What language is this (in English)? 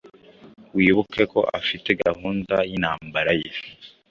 Kinyarwanda